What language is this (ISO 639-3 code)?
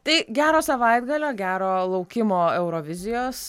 lit